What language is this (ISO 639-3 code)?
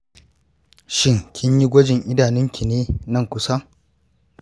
hau